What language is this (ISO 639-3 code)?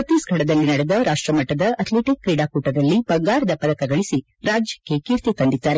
kan